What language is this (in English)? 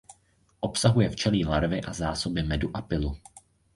Czech